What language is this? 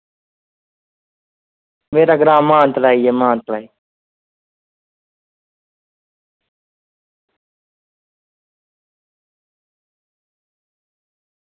Dogri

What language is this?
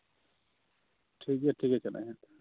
Santali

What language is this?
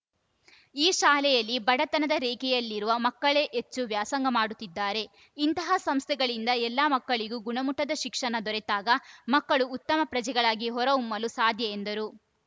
Kannada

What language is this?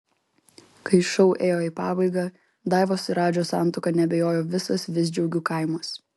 Lithuanian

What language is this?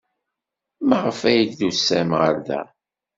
Kabyle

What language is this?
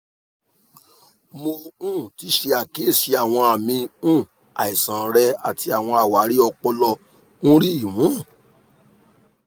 Yoruba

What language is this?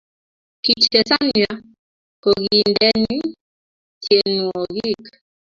Kalenjin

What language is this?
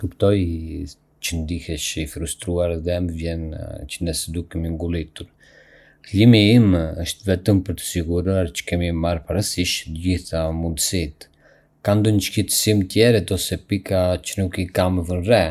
Arbëreshë Albanian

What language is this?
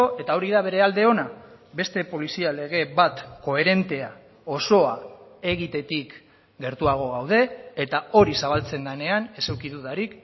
Basque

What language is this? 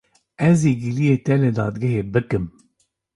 Kurdish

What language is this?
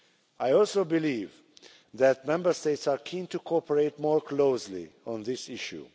English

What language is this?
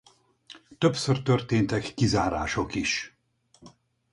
Hungarian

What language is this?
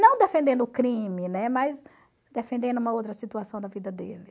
Portuguese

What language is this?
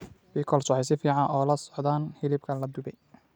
Somali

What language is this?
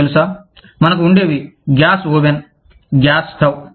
Telugu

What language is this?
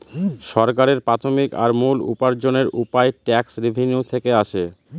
Bangla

